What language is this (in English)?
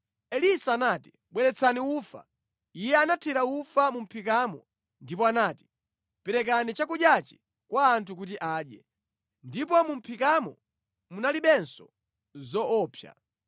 Nyanja